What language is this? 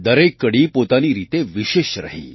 Gujarati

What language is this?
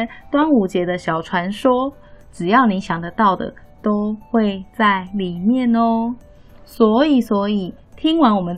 Chinese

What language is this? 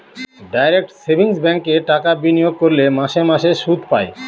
Bangla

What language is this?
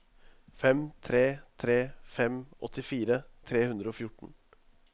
Norwegian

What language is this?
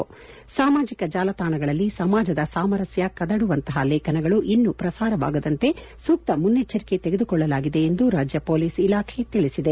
Kannada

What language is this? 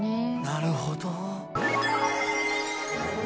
Japanese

